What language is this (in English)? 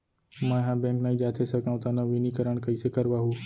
Chhattisgarhi